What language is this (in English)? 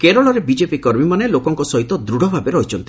Odia